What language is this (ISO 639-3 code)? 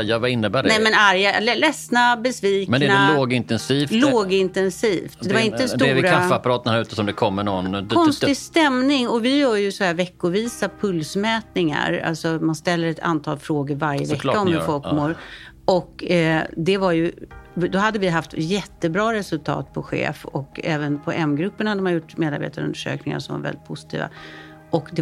swe